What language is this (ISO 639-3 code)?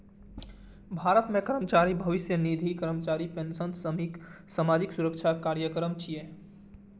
mai